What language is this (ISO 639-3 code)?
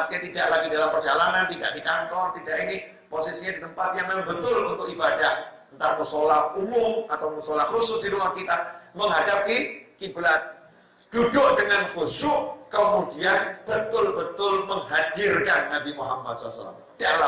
ind